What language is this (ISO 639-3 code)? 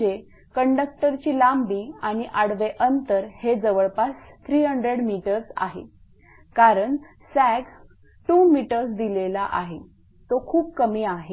mar